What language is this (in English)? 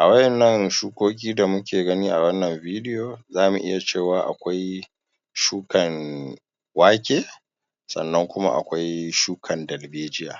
Hausa